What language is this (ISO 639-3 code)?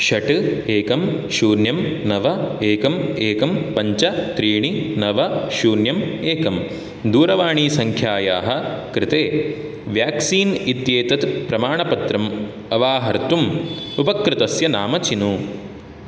san